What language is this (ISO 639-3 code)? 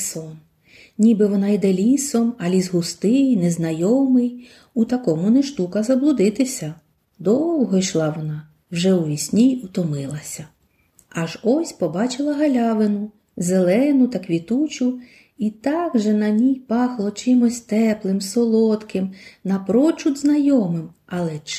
ukr